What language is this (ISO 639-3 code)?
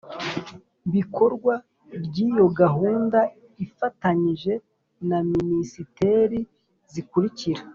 kin